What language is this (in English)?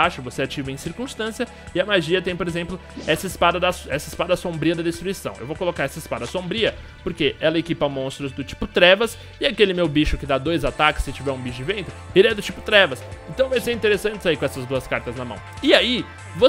Portuguese